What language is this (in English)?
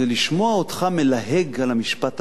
Hebrew